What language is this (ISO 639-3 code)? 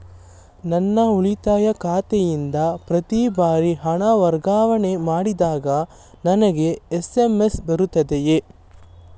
kan